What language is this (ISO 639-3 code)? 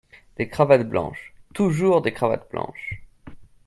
fra